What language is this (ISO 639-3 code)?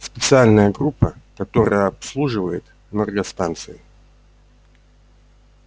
rus